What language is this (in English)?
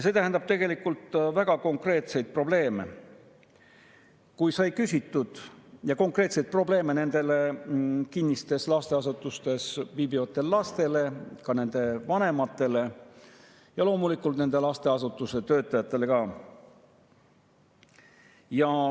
Estonian